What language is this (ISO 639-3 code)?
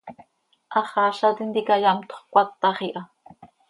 sei